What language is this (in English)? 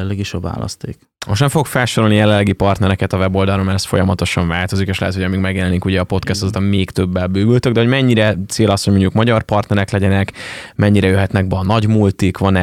Hungarian